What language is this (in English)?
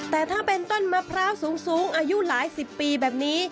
Thai